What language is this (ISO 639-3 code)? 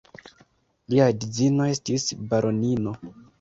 epo